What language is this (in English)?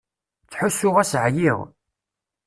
Kabyle